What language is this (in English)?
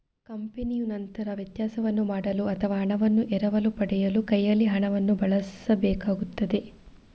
Kannada